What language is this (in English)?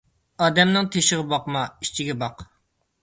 Uyghur